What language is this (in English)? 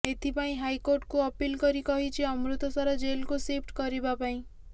Odia